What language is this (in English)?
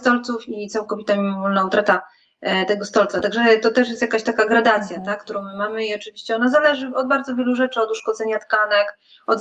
Polish